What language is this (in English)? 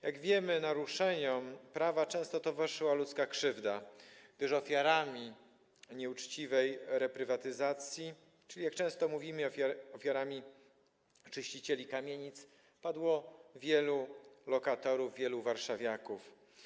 Polish